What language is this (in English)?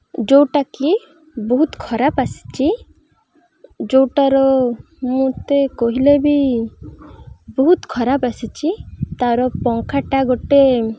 Odia